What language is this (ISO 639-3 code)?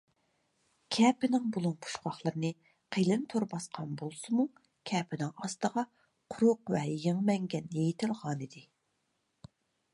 uig